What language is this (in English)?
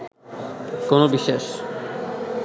Bangla